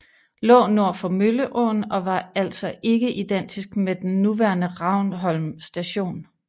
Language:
Danish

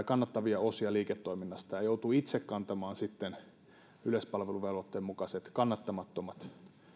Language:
Finnish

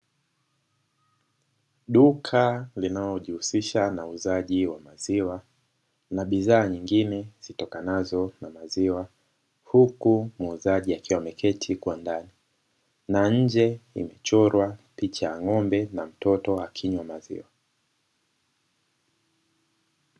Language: Swahili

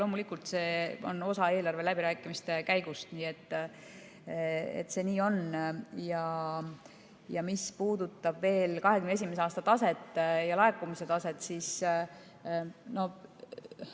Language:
Estonian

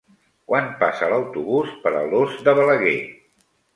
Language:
Catalan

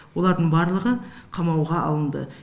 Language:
Kazakh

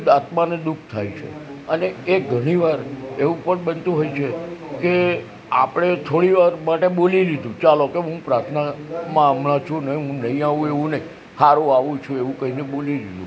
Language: Gujarati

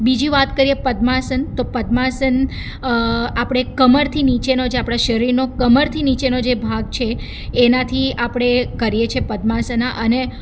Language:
Gujarati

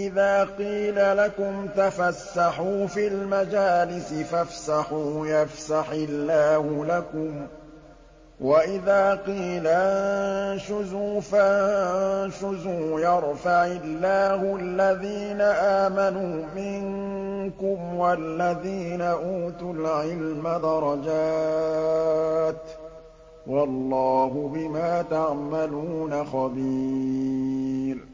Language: Arabic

